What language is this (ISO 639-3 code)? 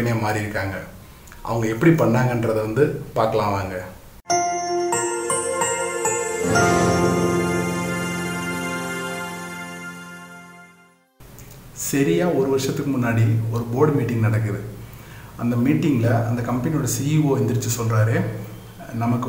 tam